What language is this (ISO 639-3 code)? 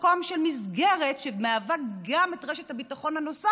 heb